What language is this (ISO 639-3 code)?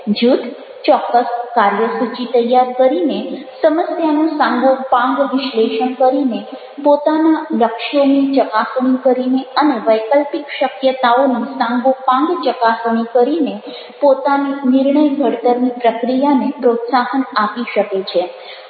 guj